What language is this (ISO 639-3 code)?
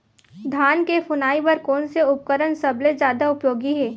hne